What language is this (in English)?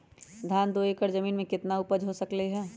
Magahi